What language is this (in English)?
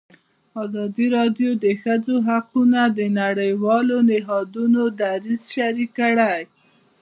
Pashto